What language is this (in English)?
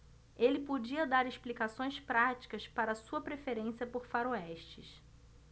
Portuguese